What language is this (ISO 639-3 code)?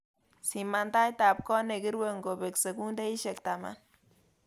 kln